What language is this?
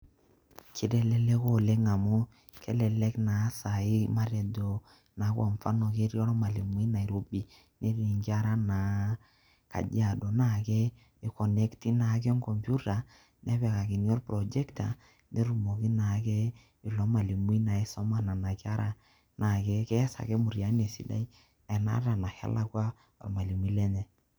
Masai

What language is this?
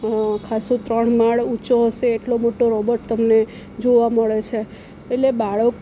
Gujarati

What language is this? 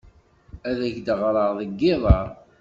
Kabyle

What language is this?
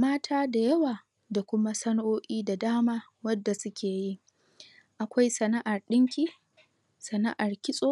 Hausa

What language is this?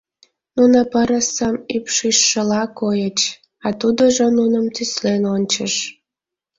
Mari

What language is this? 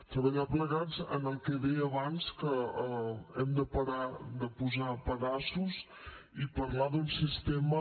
Catalan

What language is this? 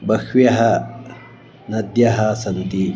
Sanskrit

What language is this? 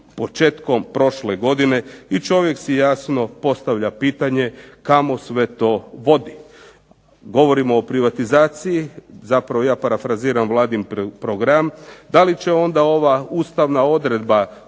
Croatian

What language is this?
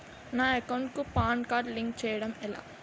Telugu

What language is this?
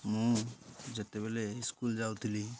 Odia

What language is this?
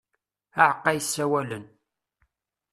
Kabyle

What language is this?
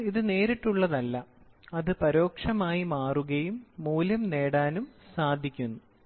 Malayalam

